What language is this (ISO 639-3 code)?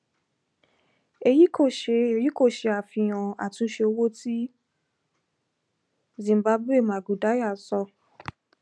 yor